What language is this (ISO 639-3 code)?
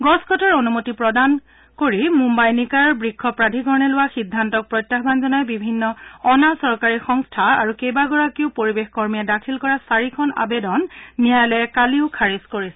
asm